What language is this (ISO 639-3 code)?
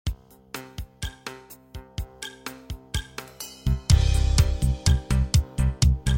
por